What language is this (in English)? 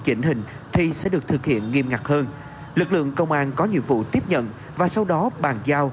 Vietnamese